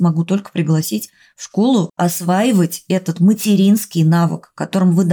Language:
Russian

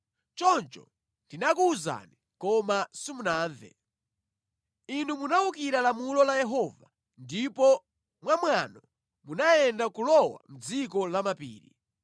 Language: Nyanja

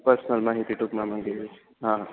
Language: Gujarati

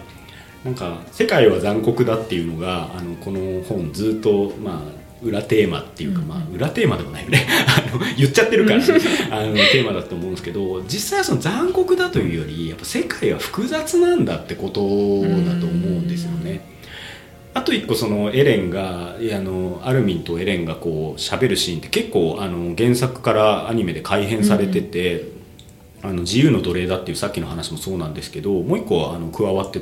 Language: Japanese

